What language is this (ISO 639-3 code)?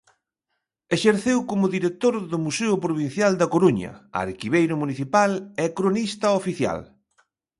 glg